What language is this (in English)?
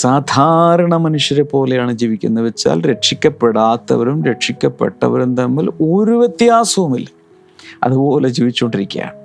Malayalam